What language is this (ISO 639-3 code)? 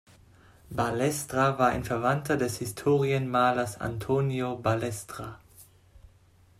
deu